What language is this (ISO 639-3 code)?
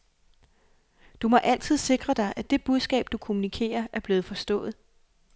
dan